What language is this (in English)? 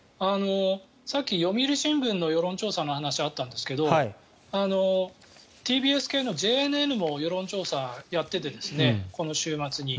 Japanese